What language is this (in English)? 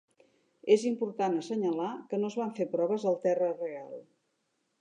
Catalan